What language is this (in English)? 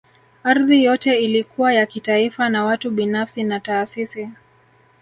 Swahili